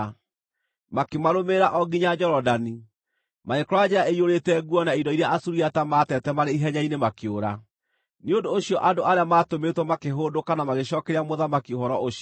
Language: Kikuyu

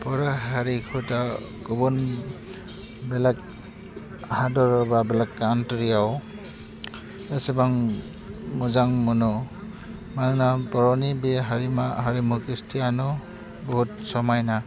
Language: Bodo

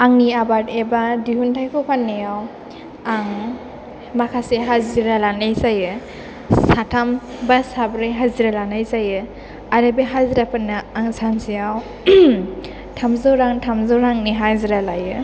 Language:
Bodo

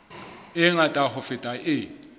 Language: Southern Sotho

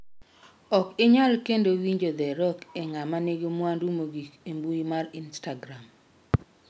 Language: Luo (Kenya and Tanzania)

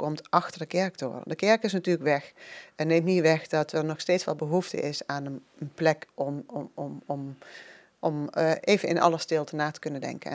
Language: Dutch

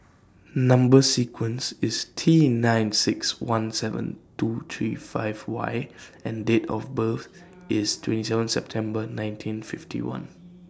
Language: English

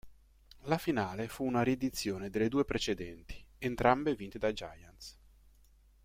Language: Italian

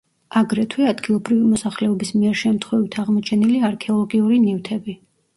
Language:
Georgian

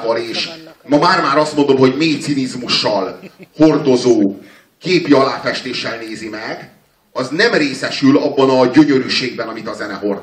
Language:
Hungarian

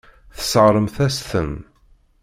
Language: Kabyle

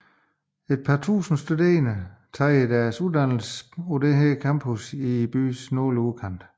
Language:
Danish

